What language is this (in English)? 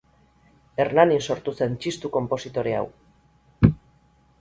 Basque